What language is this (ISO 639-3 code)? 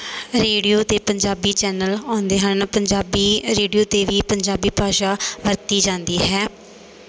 pan